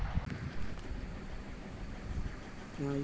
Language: Maithili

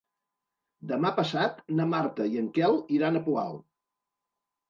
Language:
Catalan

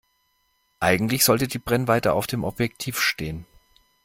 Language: German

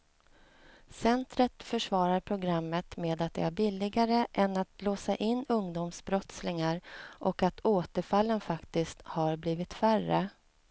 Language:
Swedish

